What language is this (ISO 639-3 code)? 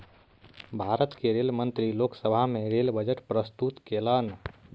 mai